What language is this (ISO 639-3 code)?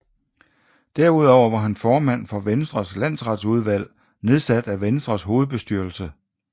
dan